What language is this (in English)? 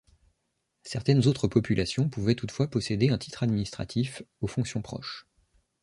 French